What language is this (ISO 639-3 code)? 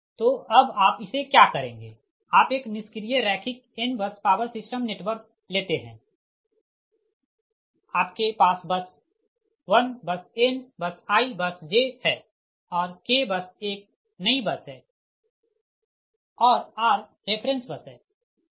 hin